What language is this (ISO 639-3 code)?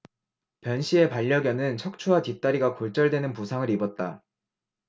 kor